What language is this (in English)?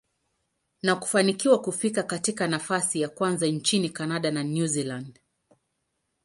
Swahili